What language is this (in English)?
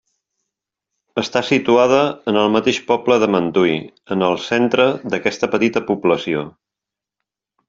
Catalan